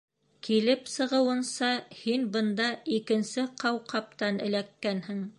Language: Bashkir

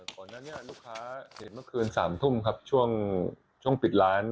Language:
Thai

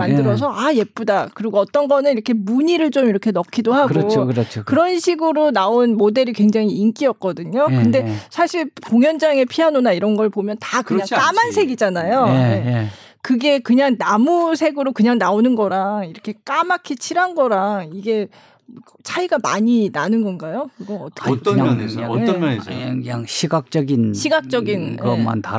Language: Korean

